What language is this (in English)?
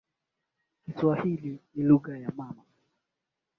Swahili